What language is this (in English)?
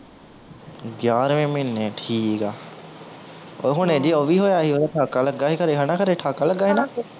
Punjabi